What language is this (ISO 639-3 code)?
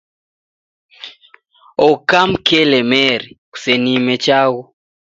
dav